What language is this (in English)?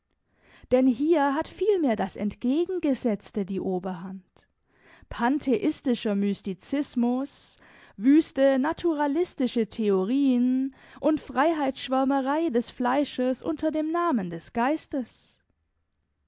German